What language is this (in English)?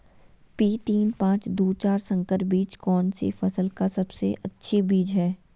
Magahi